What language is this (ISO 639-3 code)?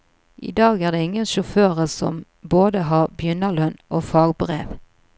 nor